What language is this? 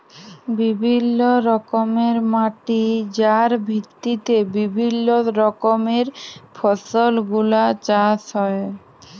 Bangla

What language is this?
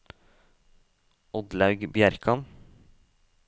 Norwegian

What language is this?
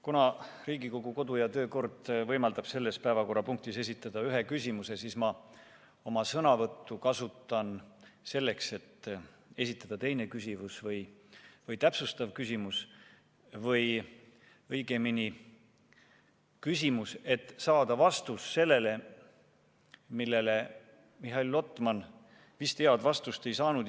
Estonian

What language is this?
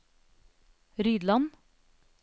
Norwegian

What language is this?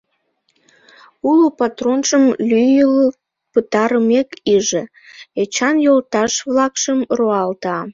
Mari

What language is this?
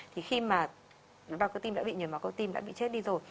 Vietnamese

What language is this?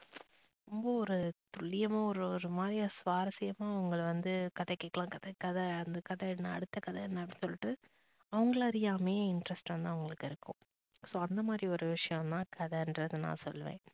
Tamil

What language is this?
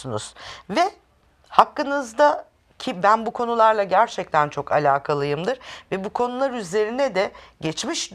Turkish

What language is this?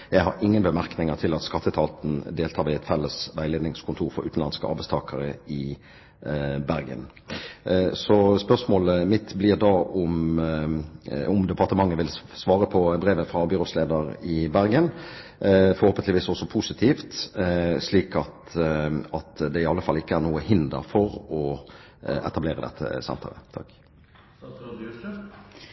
Norwegian Bokmål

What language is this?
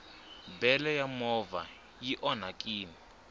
Tsonga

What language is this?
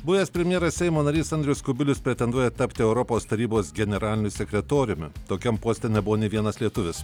Lithuanian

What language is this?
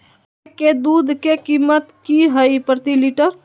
Magahi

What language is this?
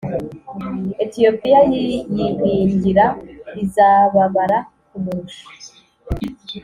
Kinyarwanda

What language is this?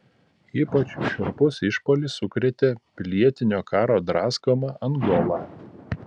Lithuanian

